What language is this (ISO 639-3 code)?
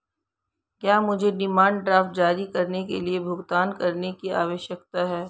hin